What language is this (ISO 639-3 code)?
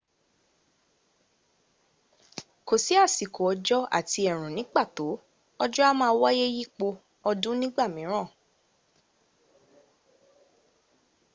yor